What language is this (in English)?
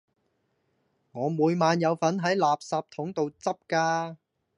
Cantonese